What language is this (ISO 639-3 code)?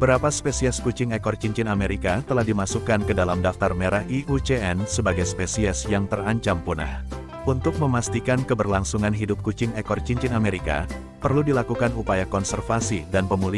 ind